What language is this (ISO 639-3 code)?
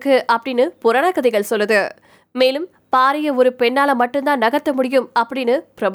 tam